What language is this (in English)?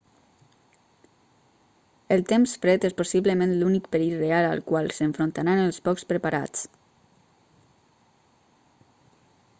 Catalan